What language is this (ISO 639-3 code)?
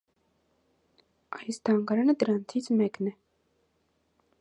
hye